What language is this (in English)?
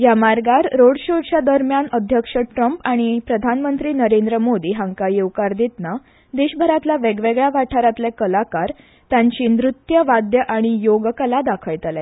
Konkani